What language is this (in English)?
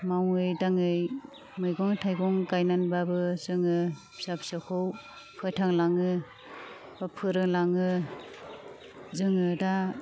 Bodo